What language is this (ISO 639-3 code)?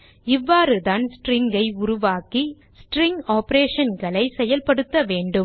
tam